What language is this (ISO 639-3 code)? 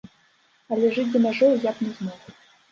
bel